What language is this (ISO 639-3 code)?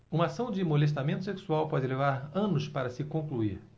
por